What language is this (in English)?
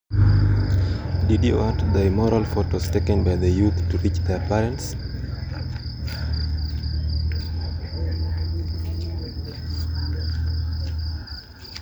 Luo (Kenya and Tanzania)